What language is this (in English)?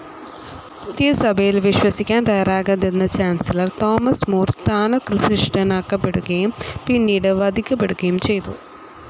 Malayalam